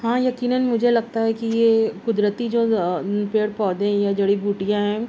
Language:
Urdu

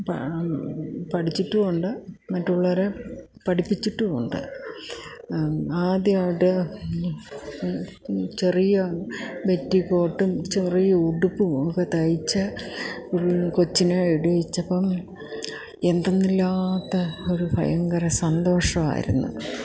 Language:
Malayalam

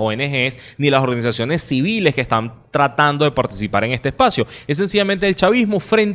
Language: Spanish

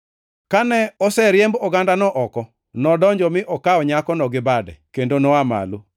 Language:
Luo (Kenya and Tanzania)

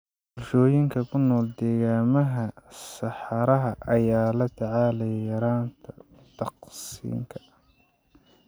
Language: Somali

